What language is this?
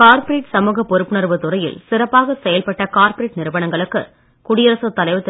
Tamil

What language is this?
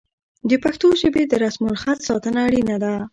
Pashto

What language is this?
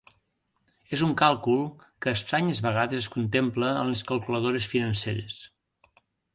Catalan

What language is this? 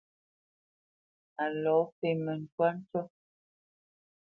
Bamenyam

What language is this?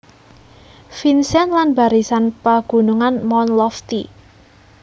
Javanese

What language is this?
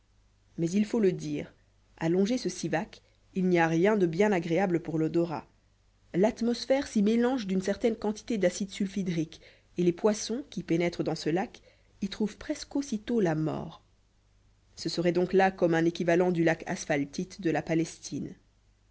French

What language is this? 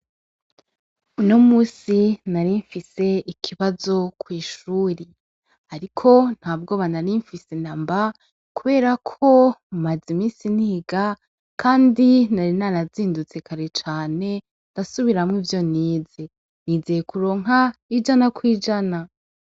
Rundi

